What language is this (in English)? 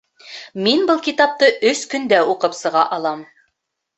Bashkir